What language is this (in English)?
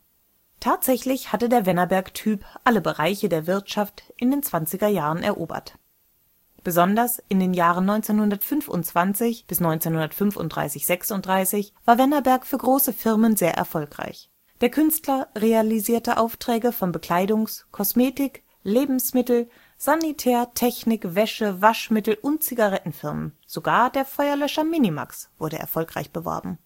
German